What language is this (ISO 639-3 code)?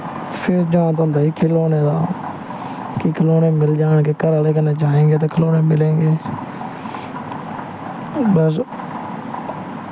doi